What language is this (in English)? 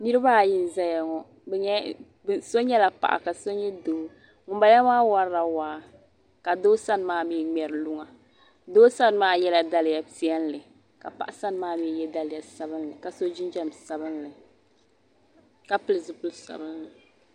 Dagbani